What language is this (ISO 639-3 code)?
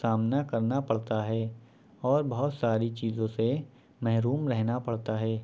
urd